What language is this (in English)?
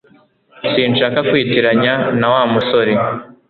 Kinyarwanda